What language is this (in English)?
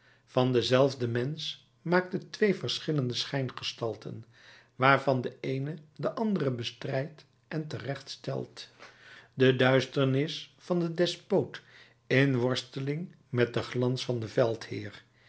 Dutch